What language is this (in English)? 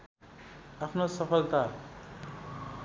Nepali